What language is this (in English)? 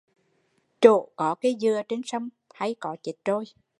Vietnamese